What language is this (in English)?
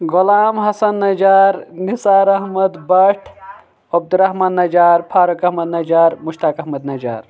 Kashmiri